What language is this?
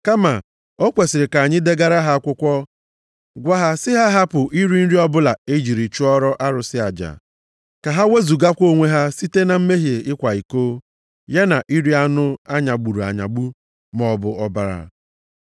Igbo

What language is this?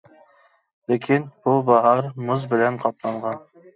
Uyghur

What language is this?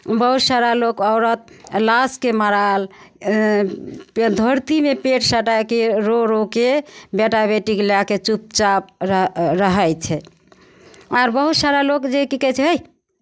Maithili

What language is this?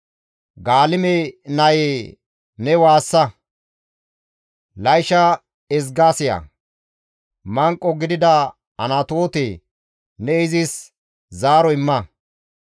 Gamo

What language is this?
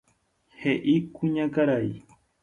Guarani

